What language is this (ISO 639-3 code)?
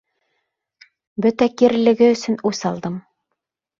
bak